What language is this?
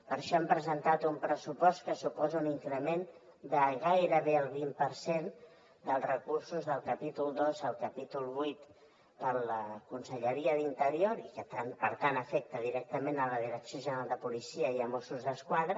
Catalan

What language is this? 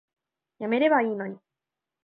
Japanese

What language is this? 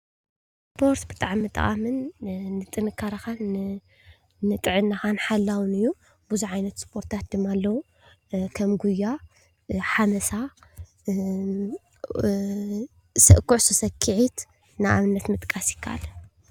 Tigrinya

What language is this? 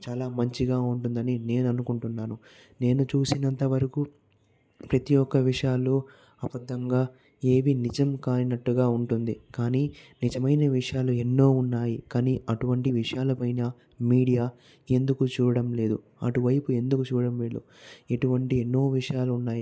Telugu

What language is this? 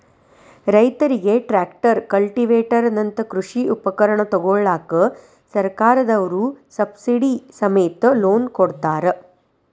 Kannada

